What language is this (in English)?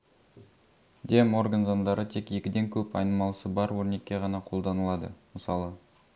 Kazakh